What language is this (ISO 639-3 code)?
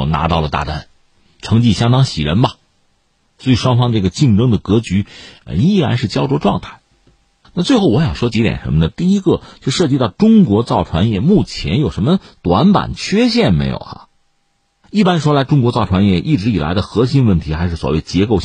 zho